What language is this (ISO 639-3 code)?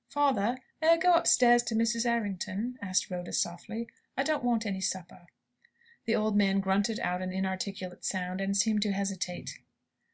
eng